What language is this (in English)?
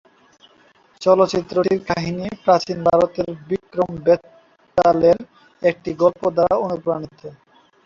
Bangla